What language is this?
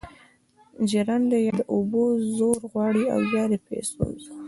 Pashto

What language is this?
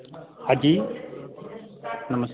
Gujarati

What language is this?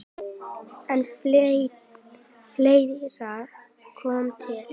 Icelandic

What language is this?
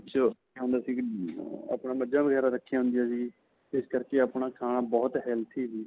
Punjabi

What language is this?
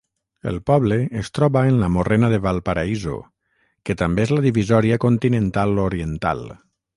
Catalan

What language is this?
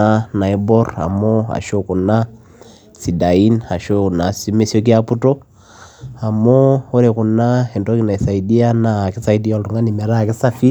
Masai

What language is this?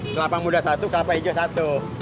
Indonesian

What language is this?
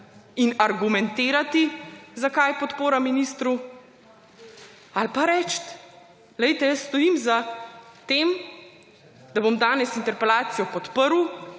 Slovenian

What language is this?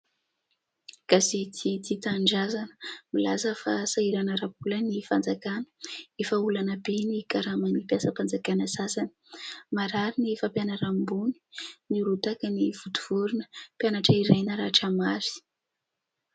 Malagasy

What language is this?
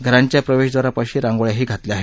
Marathi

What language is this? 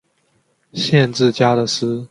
Chinese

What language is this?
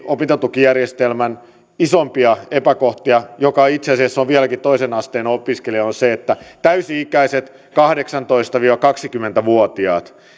Finnish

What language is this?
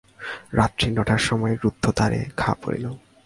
Bangla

